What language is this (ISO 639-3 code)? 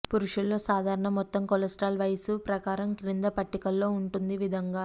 tel